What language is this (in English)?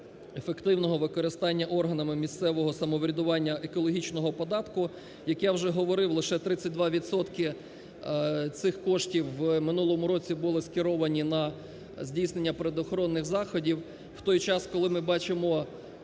Ukrainian